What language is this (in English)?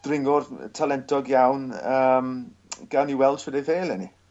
Welsh